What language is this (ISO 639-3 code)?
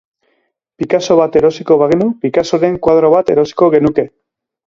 eus